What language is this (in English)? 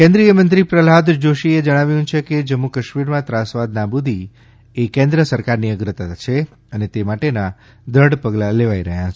Gujarati